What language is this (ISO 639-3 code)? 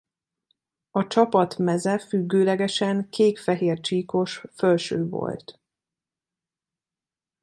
hun